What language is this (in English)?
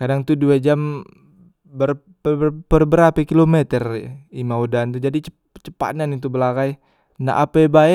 Musi